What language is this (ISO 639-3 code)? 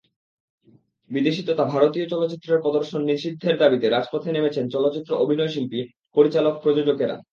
ben